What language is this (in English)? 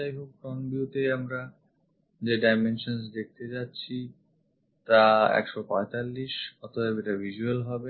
Bangla